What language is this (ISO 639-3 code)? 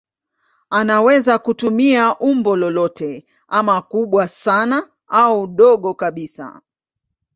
swa